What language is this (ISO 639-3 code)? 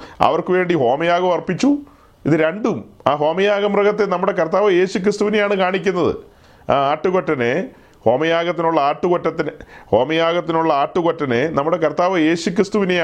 mal